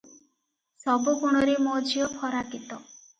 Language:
Odia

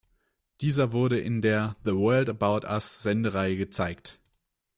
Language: German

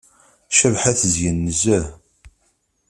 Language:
Kabyle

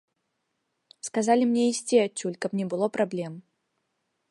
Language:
Belarusian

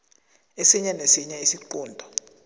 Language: South Ndebele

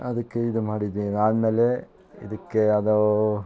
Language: Kannada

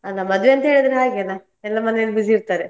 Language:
Kannada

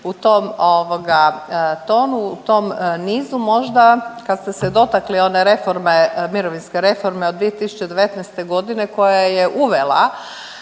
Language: Croatian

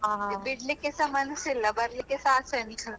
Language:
Kannada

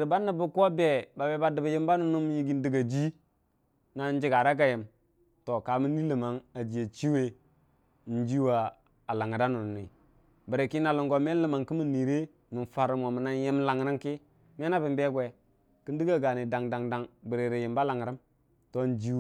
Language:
Dijim-Bwilim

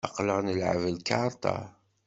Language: Kabyle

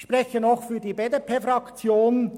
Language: Swiss German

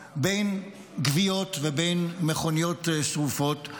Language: Hebrew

